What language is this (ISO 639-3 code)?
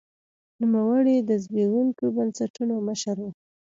pus